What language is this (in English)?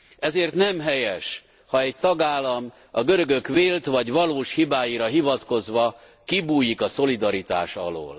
Hungarian